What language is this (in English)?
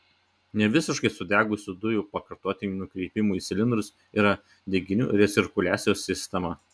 Lithuanian